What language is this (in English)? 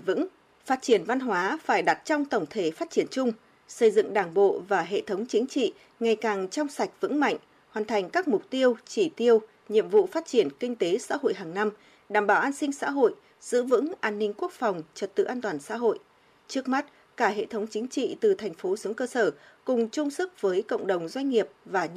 Vietnamese